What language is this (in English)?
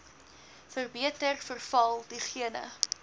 Afrikaans